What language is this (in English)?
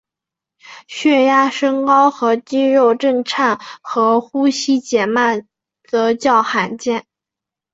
Chinese